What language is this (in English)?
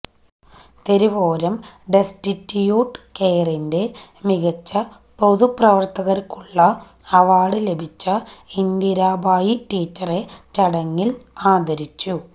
Malayalam